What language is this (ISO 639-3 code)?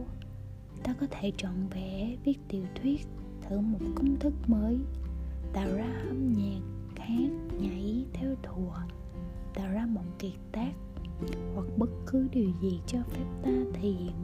vie